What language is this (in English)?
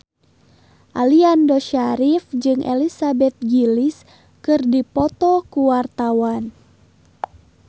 Sundanese